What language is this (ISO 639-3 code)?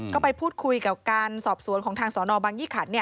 tha